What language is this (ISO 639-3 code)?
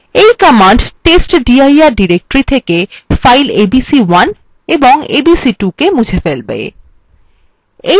ben